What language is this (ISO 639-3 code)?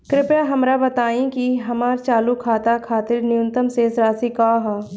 bho